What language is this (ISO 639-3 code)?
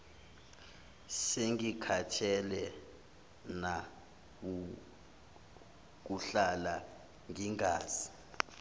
zul